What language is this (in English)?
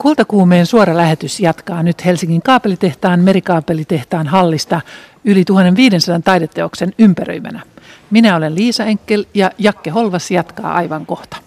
Finnish